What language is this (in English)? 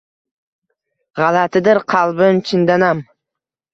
Uzbek